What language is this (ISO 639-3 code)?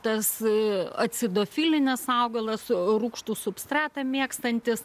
lit